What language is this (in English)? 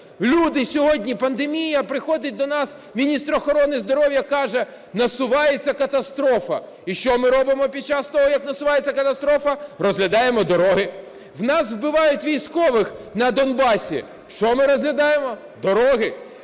Ukrainian